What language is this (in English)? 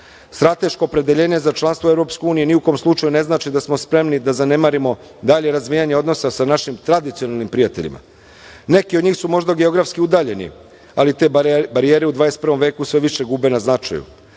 Serbian